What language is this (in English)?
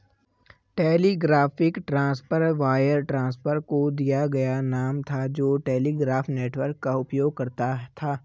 Hindi